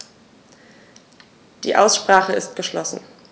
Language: German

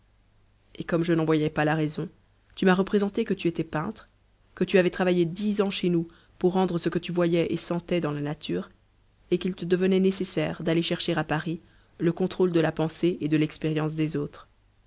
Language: French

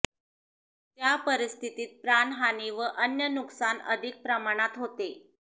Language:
Marathi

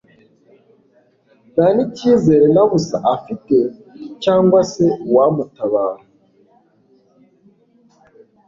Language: Kinyarwanda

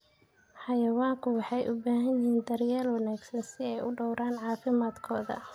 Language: Somali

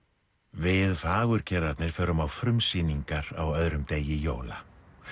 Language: Icelandic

